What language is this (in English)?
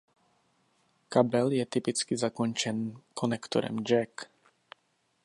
Czech